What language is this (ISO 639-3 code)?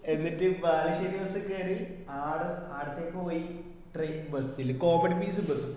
mal